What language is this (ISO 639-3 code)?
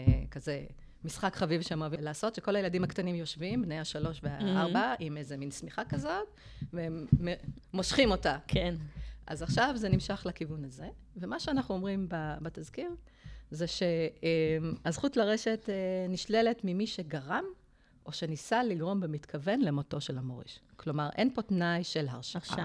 heb